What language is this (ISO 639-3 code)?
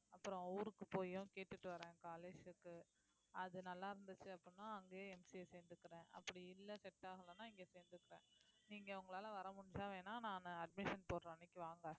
tam